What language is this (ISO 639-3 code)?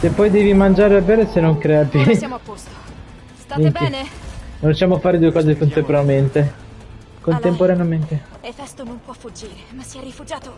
ita